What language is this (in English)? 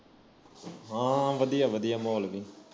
Punjabi